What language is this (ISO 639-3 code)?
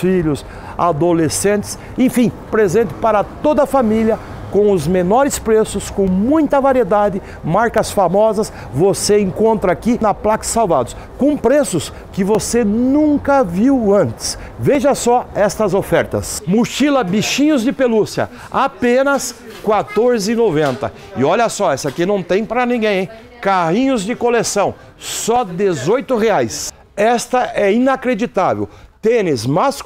por